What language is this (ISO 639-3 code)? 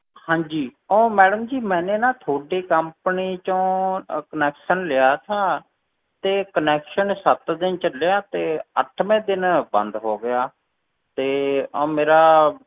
pan